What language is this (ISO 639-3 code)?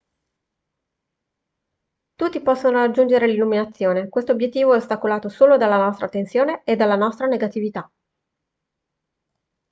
ita